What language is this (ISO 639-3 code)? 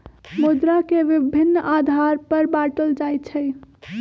mag